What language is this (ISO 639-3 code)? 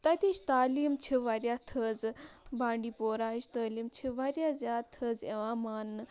kas